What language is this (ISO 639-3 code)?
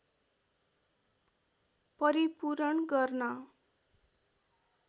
nep